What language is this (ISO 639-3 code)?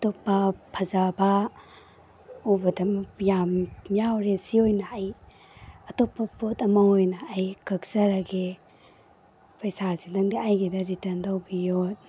mni